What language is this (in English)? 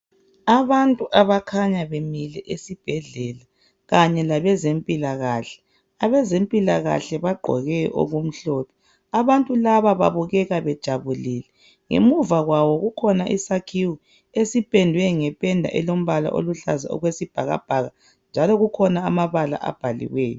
North Ndebele